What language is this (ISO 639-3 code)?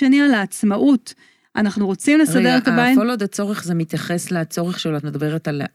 heb